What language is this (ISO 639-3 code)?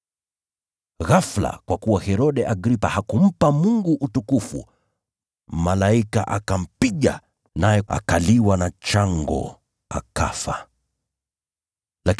swa